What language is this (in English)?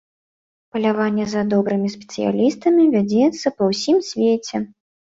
Belarusian